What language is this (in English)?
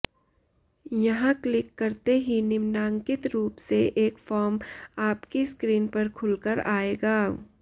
Sanskrit